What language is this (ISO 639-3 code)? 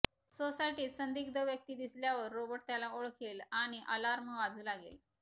mar